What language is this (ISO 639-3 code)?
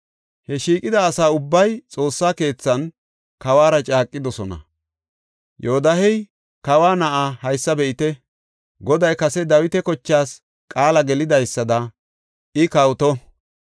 gof